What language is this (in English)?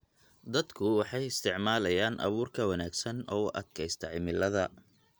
Somali